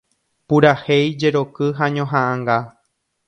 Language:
Guarani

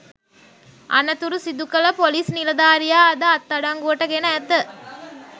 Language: Sinhala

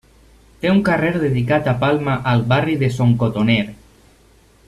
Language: Catalan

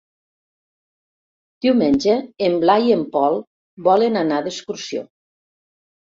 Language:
Catalan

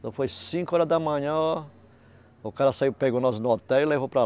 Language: Portuguese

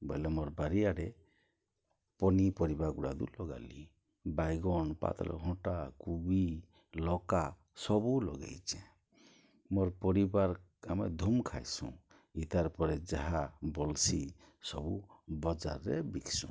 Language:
Odia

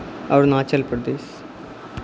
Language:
Maithili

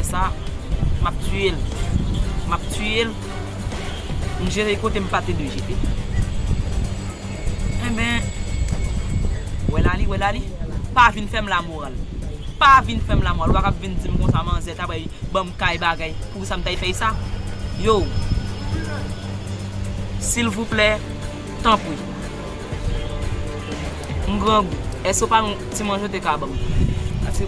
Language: French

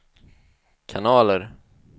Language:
Swedish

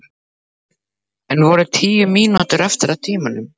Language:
Icelandic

